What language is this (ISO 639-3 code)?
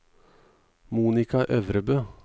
nor